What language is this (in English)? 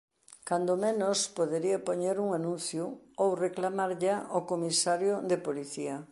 Galician